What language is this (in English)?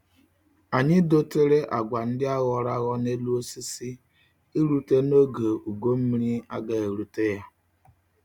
Igbo